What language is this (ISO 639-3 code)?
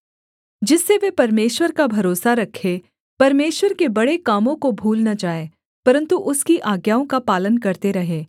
hin